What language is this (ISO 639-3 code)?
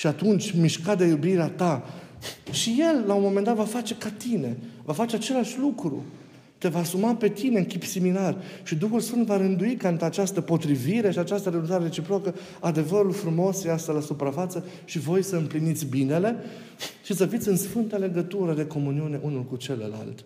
ron